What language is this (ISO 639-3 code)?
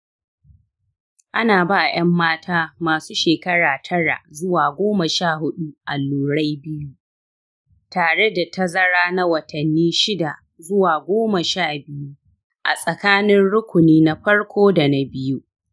hau